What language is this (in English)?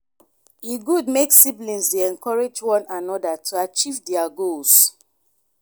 Nigerian Pidgin